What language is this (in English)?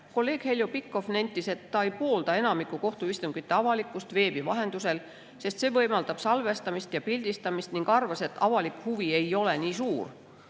Estonian